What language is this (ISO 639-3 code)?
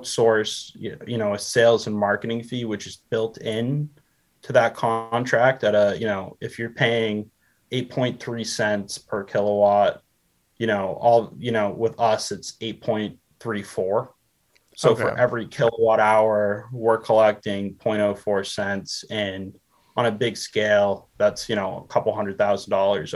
eng